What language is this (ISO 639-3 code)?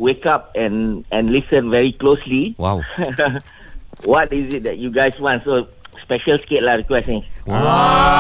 msa